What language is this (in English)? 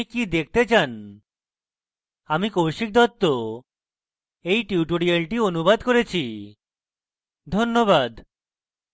Bangla